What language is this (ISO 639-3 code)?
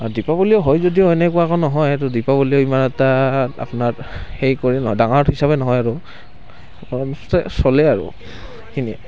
asm